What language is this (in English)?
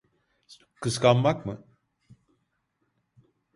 Turkish